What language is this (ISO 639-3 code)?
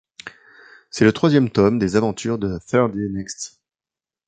fra